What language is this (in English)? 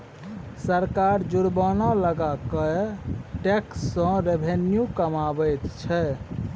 Maithili